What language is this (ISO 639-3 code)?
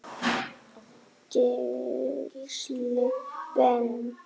isl